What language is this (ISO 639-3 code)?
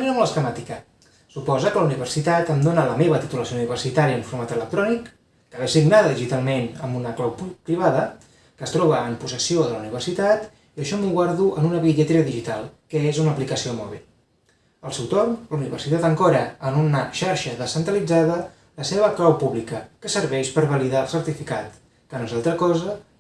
cat